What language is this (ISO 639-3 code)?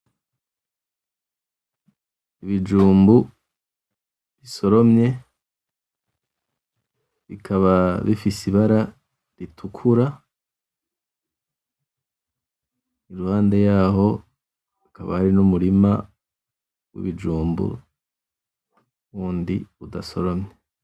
run